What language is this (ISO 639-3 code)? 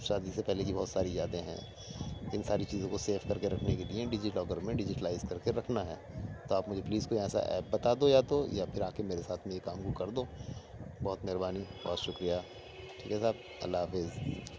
urd